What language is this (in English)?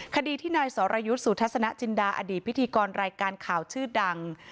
Thai